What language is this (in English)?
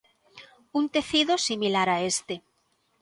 Galician